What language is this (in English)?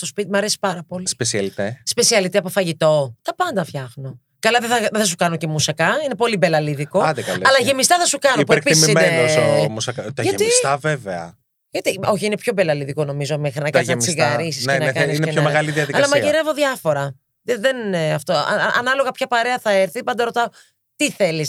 Greek